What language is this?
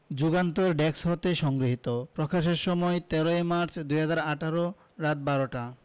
Bangla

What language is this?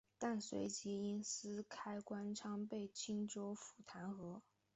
Chinese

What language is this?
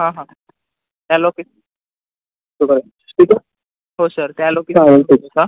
Marathi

